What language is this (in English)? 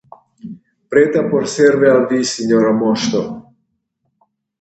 Esperanto